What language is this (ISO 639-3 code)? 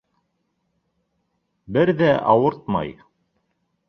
bak